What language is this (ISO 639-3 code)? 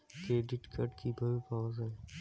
ben